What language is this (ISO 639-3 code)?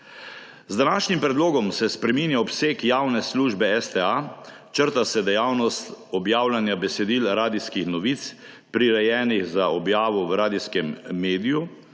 slv